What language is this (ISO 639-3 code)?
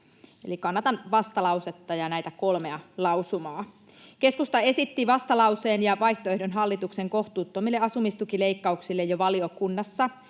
fin